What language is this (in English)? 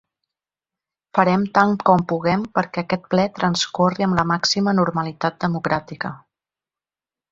Catalan